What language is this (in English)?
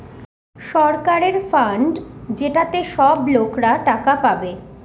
Bangla